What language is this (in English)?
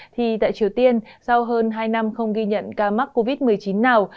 Vietnamese